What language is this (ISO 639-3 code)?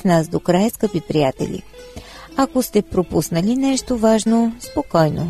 bul